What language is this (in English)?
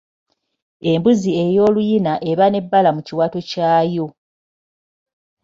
Ganda